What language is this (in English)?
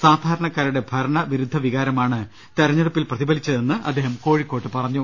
Malayalam